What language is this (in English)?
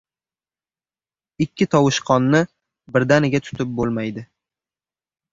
Uzbek